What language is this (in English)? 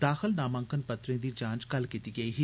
Dogri